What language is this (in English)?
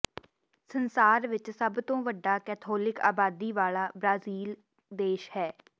Punjabi